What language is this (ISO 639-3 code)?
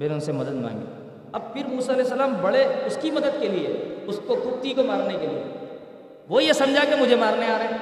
urd